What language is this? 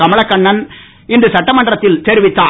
Tamil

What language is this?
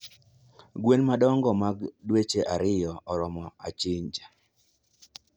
Luo (Kenya and Tanzania)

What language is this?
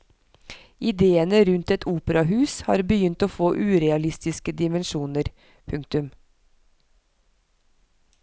Norwegian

